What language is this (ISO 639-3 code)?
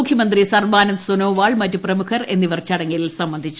mal